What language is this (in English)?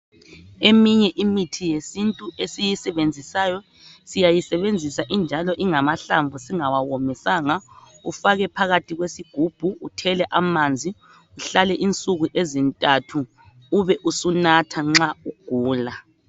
North Ndebele